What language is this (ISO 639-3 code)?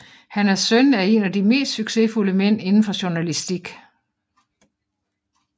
dan